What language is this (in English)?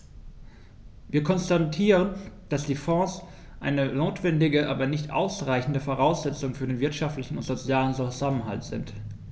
German